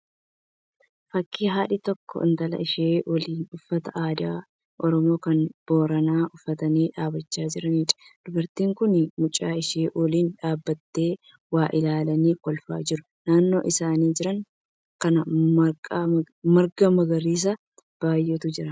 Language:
Oromo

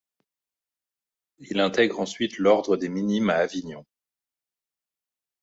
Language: French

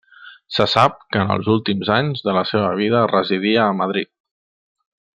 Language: Catalan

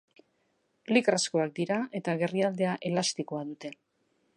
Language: Basque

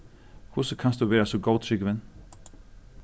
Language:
Faroese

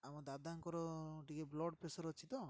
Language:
Odia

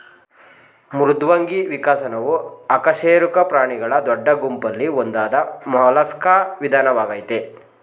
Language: Kannada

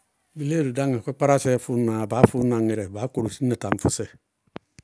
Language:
Bago-Kusuntu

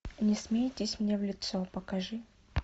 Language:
Russian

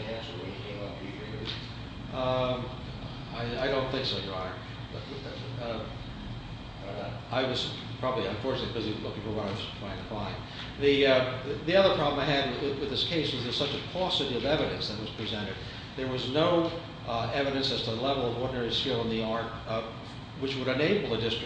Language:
English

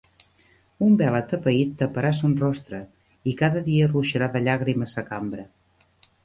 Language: Catalan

